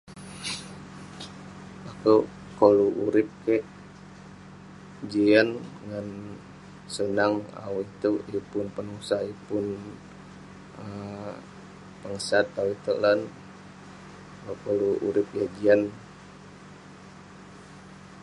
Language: Western Penan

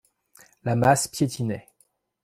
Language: French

